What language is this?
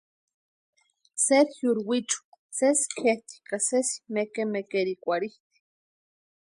Western Highland Purepecha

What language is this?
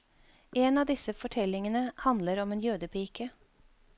Norwegian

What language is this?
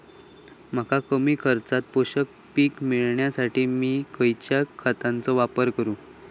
Marathi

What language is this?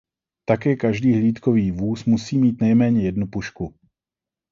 Czech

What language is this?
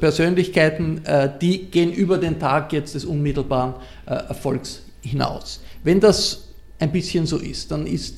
German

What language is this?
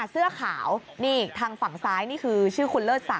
Thai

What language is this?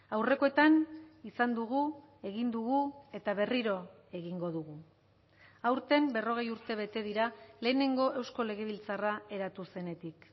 Basque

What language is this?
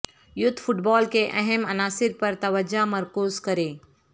Urdu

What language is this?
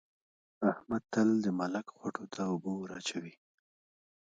Pashto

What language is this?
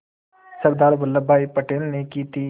Hindi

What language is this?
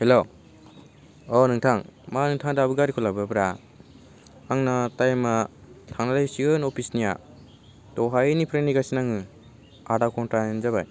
Bodo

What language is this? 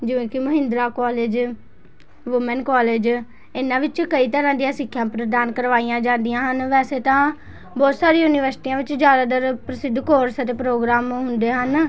Punjabi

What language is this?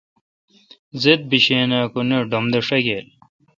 Kalkoti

